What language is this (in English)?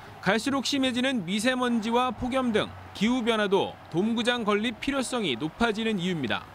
Korean